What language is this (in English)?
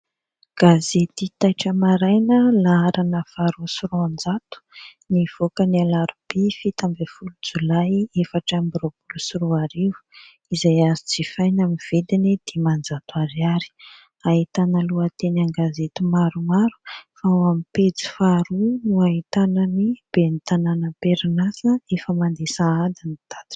Malagasy